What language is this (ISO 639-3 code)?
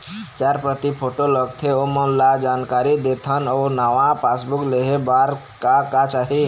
hne